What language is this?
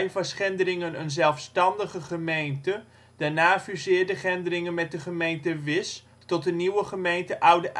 Dutch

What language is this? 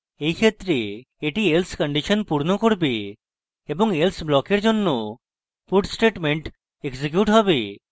Bangla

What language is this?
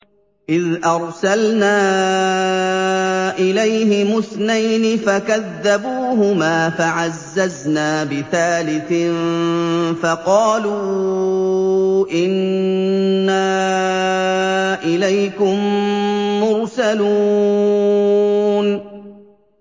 Arabic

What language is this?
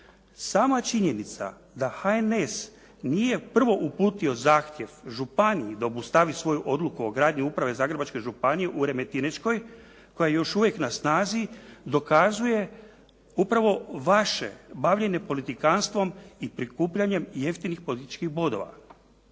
Croatian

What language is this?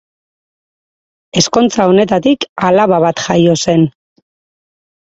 Basque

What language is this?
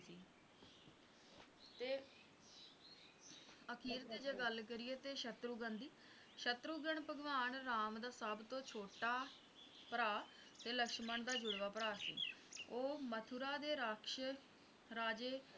Punjabi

